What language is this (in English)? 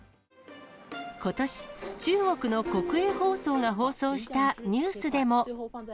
Japanese